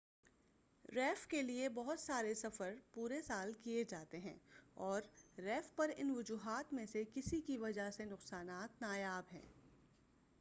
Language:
Urdu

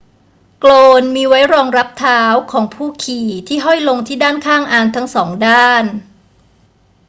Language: Thai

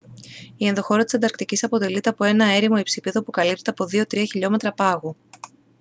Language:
Greek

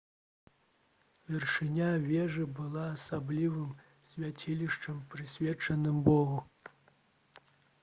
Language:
Belarusian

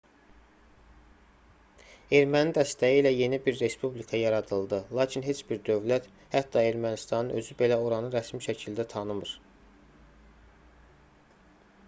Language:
Azerbaijani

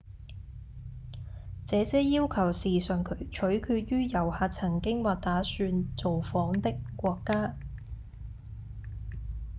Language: Cantonese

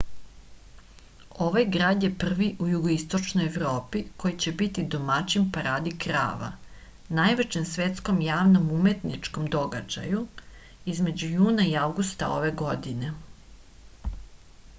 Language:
Serbian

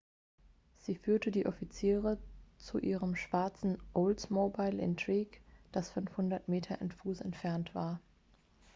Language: German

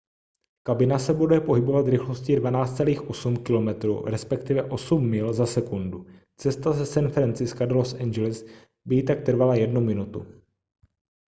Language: Czech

